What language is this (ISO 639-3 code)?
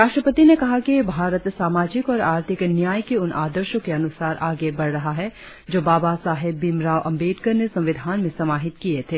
hin